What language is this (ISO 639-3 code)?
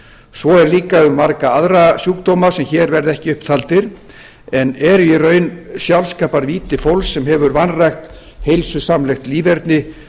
isl